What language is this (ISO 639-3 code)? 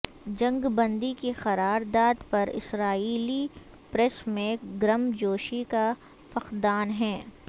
urd